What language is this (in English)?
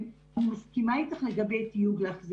Hebrew